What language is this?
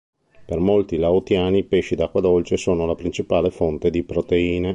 Italian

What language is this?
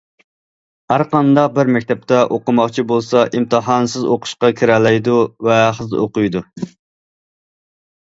Uyghur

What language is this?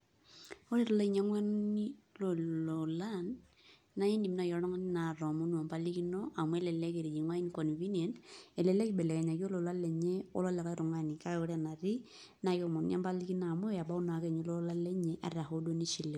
Masai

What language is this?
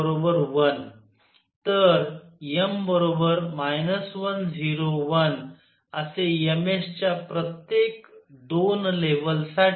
Marathi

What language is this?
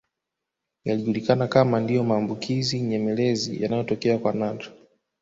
Swahili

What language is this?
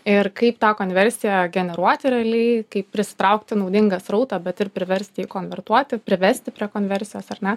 Lithuanian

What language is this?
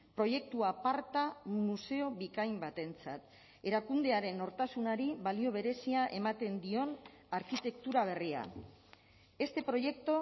Basque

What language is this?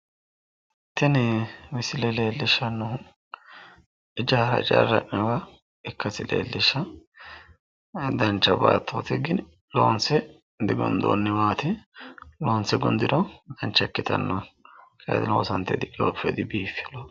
Sidamo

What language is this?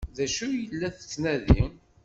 Kabyle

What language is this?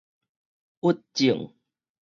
Min Nan Chinese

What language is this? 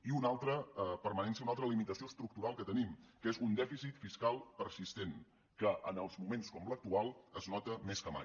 Catalan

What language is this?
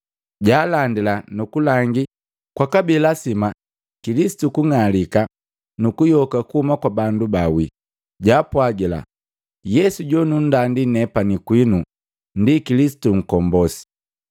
Matengo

